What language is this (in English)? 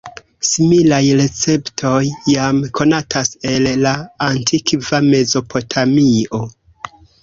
Esperanto